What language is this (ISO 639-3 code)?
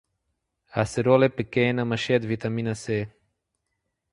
por